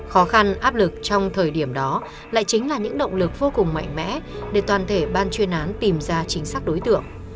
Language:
Vietnamese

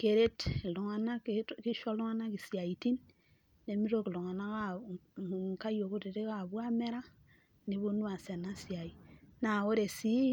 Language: Masai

